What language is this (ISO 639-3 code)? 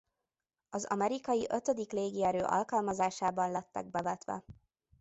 hun